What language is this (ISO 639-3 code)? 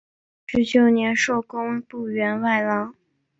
zho